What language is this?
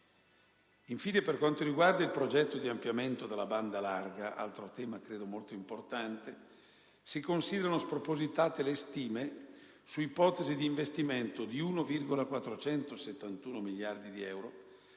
Italian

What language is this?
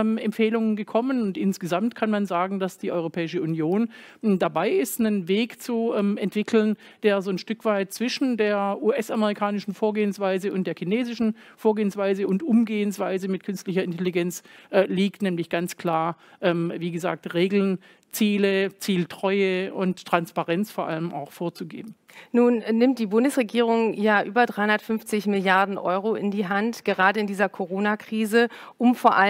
German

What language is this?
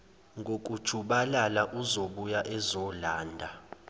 Zulu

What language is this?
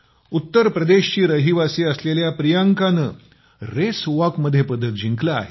Marathi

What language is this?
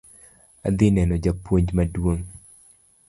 Luo (Kenya and Tanzania)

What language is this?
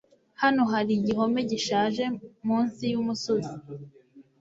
Kinyarwanda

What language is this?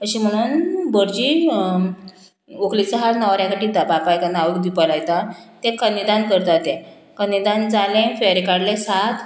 Konkani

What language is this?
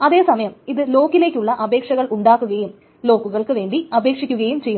Malayalam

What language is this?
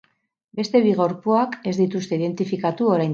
Basque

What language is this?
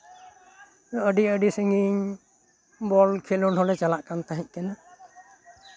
Santali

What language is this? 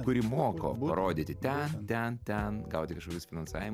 Lithuanian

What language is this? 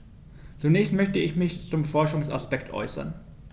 German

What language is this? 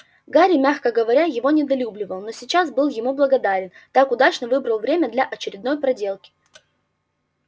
Russian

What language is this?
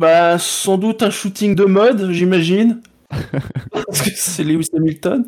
French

